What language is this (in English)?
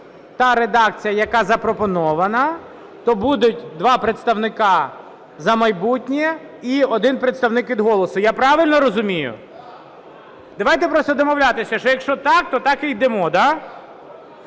Ukrainian